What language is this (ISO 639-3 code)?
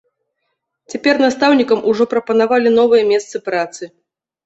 bel